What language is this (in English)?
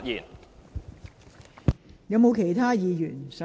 Cantonese